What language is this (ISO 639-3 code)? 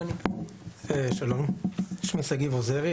heb